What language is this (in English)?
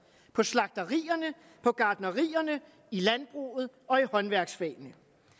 Danish